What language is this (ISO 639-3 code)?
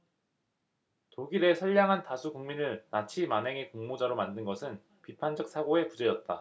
kor